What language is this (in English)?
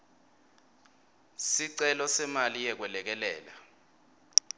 Swati